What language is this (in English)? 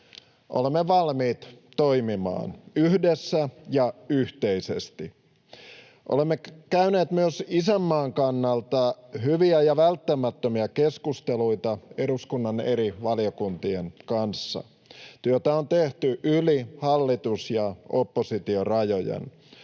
Finnish